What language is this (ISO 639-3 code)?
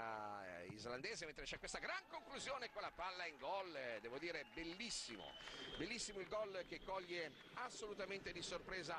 swe